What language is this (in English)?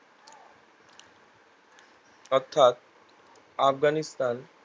Bangla